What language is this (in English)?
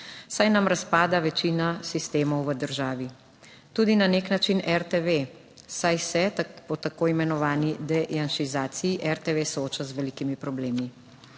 Slovenian